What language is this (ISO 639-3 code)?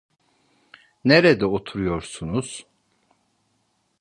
tur